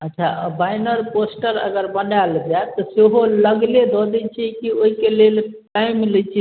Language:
Maithili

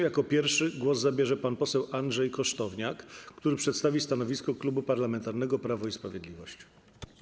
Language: Polish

